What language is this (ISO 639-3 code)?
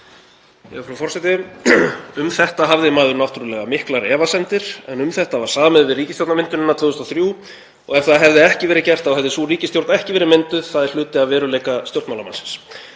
isl